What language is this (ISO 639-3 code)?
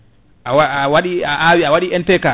ful